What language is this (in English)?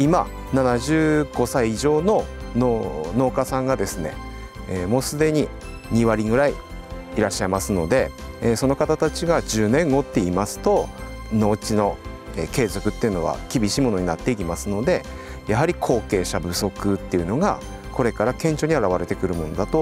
Japanese